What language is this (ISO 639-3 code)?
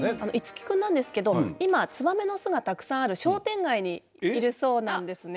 jpn